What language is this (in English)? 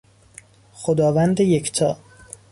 Persian